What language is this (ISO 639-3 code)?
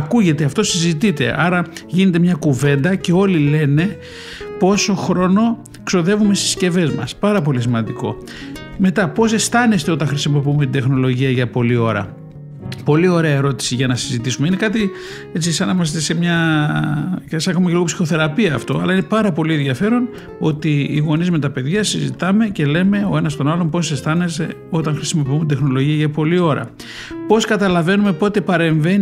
ell